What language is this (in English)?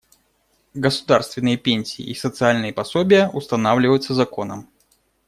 Russian